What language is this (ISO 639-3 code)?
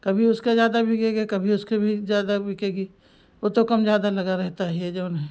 hin